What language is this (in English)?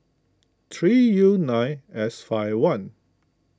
English